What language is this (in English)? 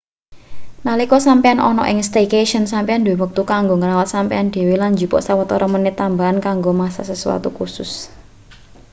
Javanese